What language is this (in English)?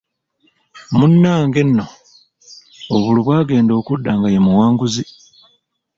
Ganda